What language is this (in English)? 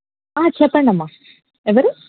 Telugu